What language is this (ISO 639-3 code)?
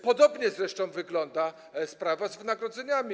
pol